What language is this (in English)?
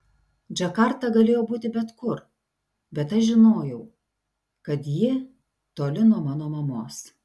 Lithuanian